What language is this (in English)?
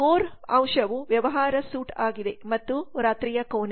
Kannada